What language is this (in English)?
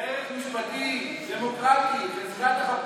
Hebrew